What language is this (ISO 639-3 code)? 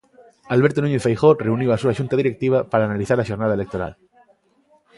glg